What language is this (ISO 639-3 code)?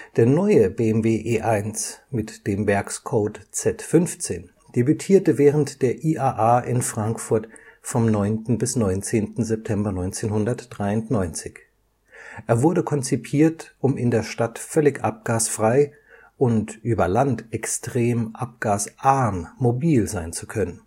deu